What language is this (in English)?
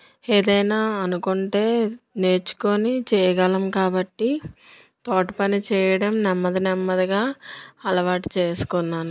Telugu